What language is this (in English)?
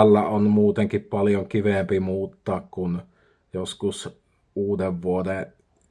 Finnish